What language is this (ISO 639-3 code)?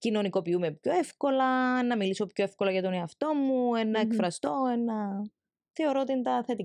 ell